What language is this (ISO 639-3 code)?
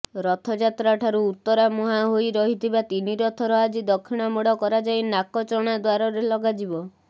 ori